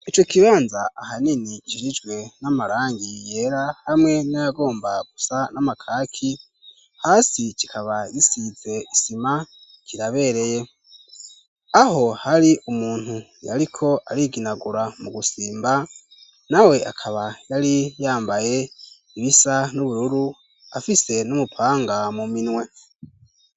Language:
Rundi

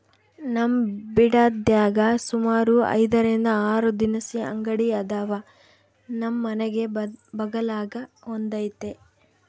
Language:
Kannada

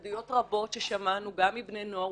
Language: Hebrew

